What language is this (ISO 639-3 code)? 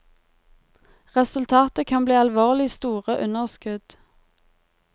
nor